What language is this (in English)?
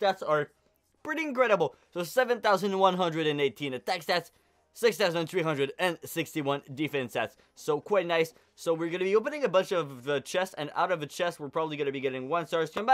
English